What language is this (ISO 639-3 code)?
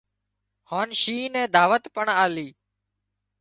kxp